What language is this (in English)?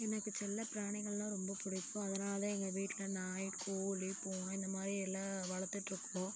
Tamil